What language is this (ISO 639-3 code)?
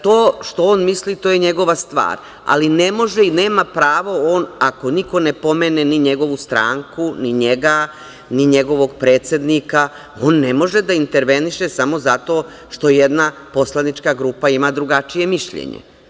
srp